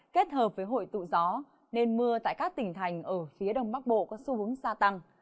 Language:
Vietnamese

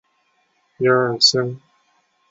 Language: Chinese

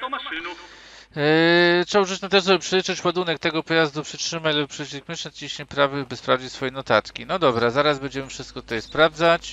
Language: Polish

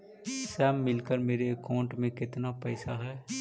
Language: Magahi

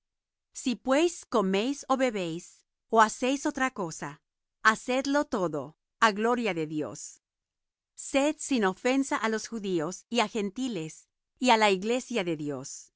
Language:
Spanish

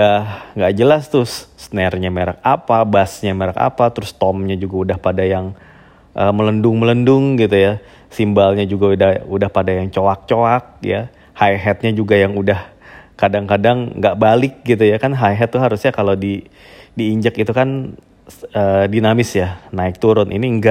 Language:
Indonesian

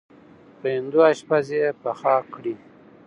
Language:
Pashto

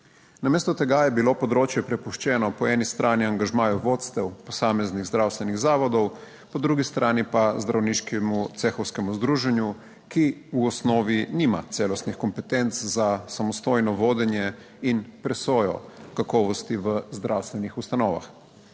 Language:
Slovenian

